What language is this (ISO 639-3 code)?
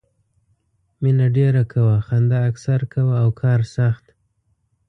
pus